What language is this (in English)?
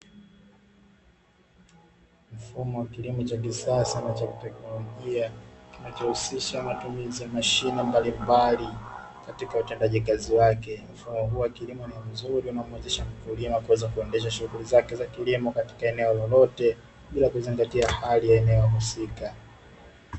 Swahili